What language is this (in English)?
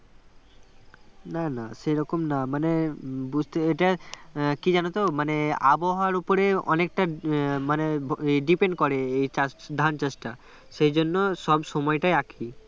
Bangla